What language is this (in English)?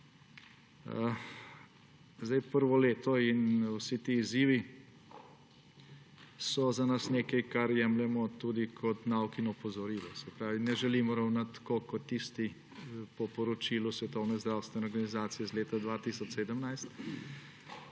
Slovenian